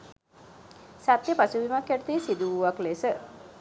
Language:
Sinhala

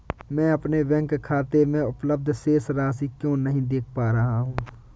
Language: Hindi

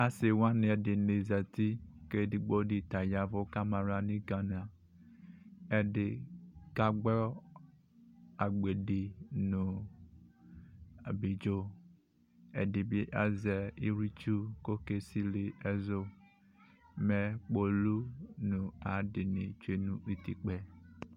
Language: Ikposo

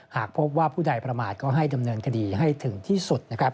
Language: Thai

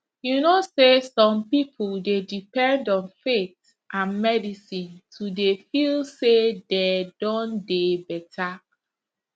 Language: Nigerian Pidgin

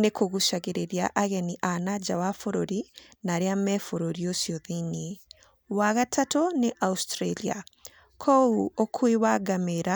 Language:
Kikuyu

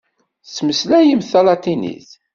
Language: Kabyle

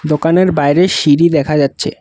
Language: Bangla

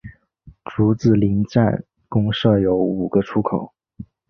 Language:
Chinese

